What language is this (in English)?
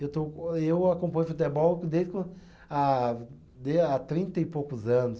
Portuguese